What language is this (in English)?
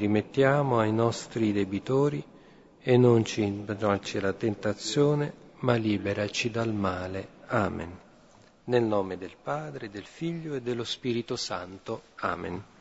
Italian